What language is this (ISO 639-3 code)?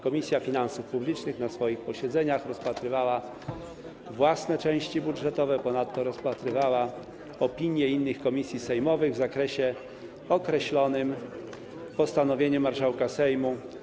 pol